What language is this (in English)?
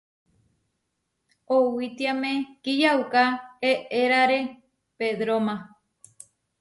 Huarijio